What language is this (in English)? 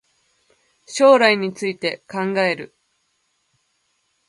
Japanese